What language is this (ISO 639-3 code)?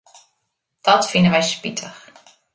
fry